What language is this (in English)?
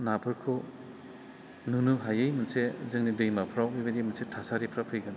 Bodo